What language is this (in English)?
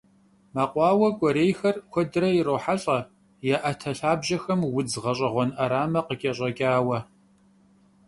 Kabardian